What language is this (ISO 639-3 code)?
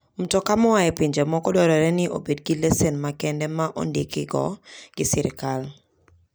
luo